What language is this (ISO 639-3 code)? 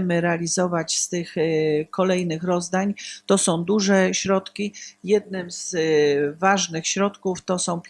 pol